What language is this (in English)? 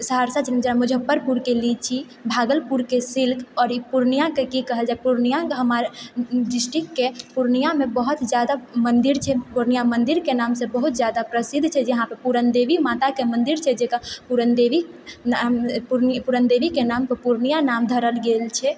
Maithili